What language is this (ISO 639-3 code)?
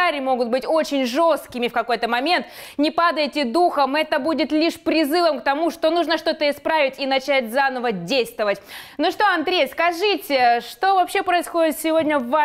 rus